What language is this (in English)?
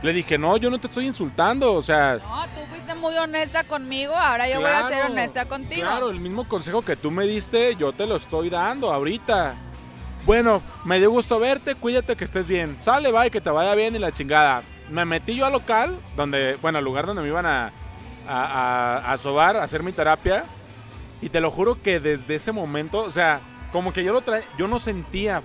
Spanish